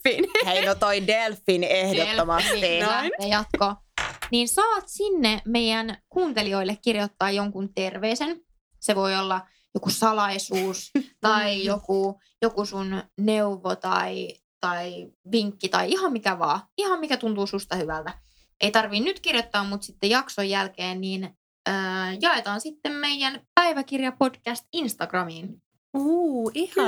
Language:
Finnish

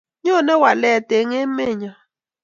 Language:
Kalenjin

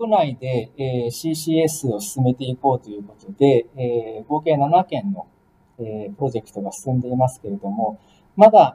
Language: Japanese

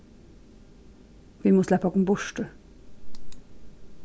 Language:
Faroese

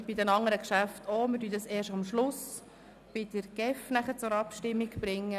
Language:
Swiss German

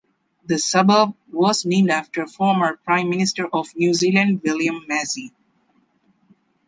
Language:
English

